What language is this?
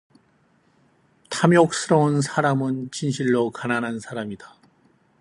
Korean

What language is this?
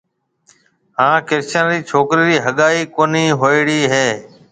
Marwari (Pakistan)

